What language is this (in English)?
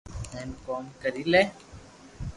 Loarki